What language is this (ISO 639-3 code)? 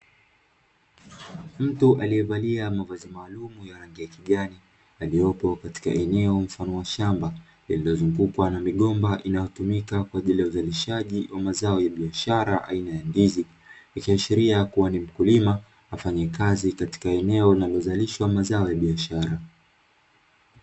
swa